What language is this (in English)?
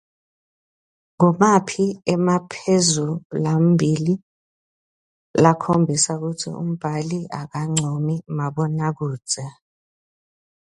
Swati